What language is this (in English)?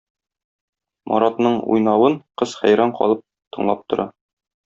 Tatar